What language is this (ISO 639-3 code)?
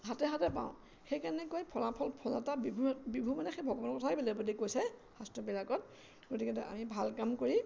asm